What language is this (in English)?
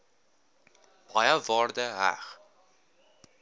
Afrikaans